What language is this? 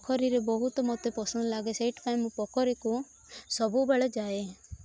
Odia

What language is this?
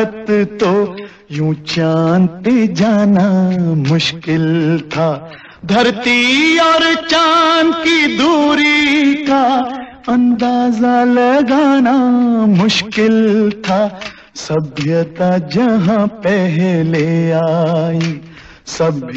Hindi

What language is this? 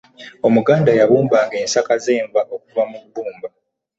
Ganda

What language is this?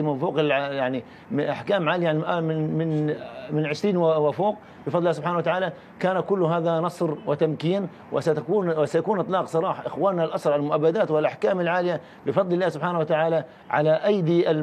Arabic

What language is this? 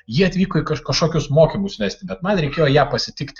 Lithuanian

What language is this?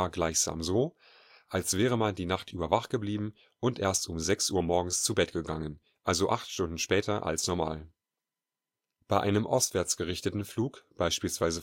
German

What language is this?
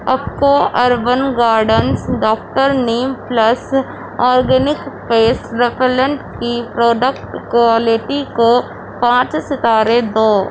Urdu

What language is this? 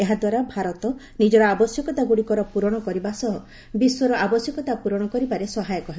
Odia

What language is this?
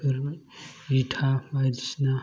Bodo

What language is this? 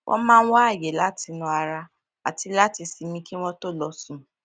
Yoruba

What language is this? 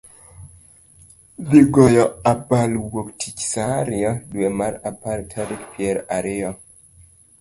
Luo (Kenya and Tanzania)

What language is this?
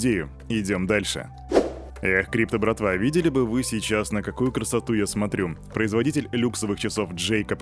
Russian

